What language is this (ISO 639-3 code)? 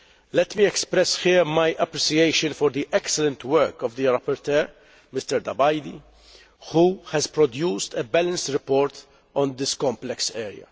eng